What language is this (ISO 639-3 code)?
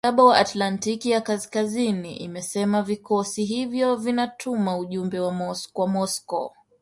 swa